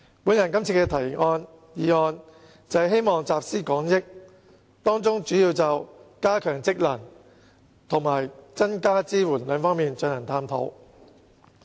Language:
Cantonese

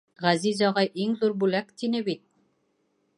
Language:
Bashkir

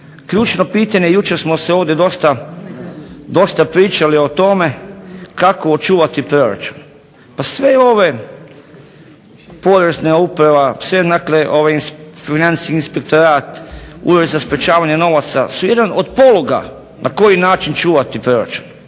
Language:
Croatian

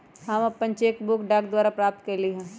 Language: Magahi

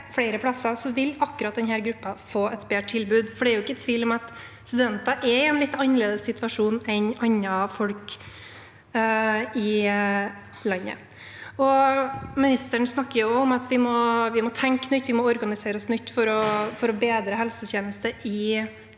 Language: Norwegian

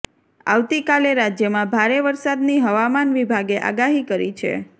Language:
Gujarati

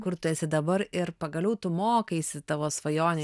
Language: Lithuanian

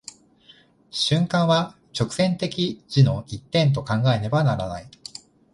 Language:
Japanese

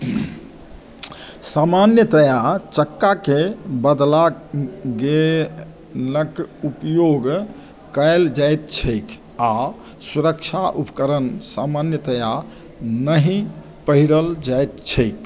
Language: Maithili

